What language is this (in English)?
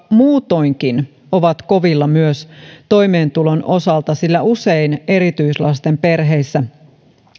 Finnish